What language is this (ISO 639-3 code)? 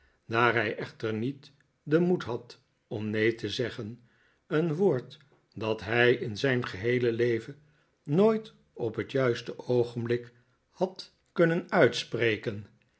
nld